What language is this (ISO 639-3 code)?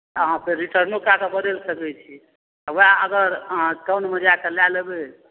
mai